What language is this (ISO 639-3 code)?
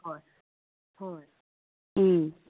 mni